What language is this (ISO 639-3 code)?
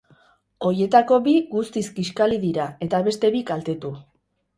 eus